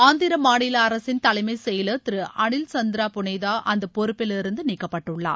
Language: Tamil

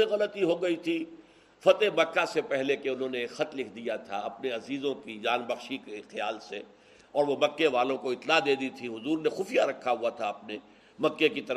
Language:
Urdu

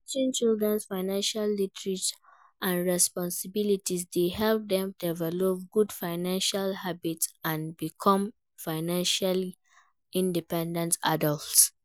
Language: Nigerian Pidgin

